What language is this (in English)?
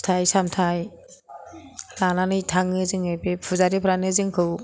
Bodo